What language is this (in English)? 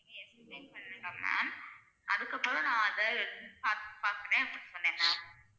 Tamil